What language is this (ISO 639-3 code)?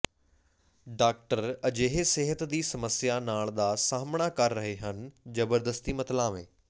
pan